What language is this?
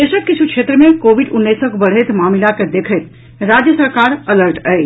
Maithili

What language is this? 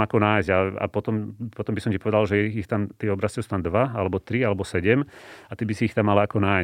Slovak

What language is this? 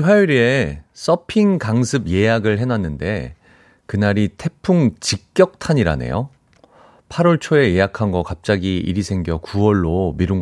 Korean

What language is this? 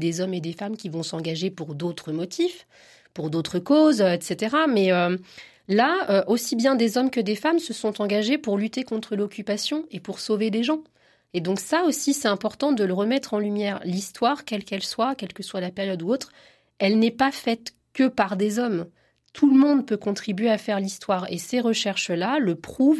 French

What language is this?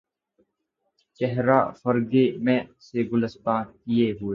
Urdu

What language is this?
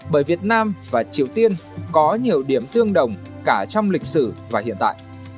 Vietnamese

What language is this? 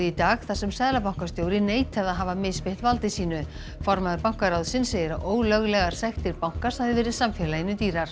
Icelandic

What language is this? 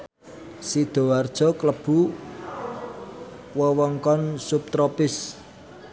Javanese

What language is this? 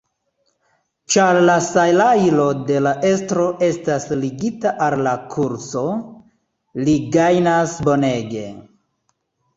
Esperanto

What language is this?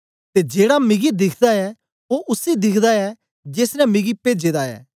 Dogri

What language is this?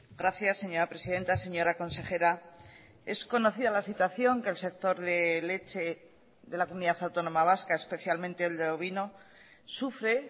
Spanish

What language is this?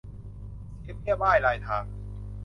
Thai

